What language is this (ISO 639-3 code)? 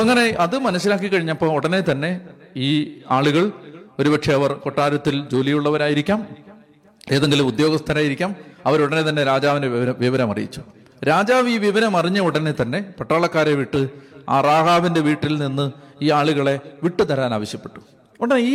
mal